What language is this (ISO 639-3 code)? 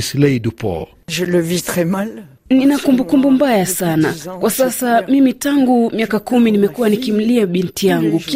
swa